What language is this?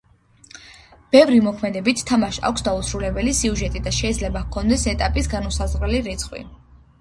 Georgian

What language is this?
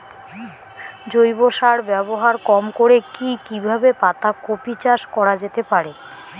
Bangla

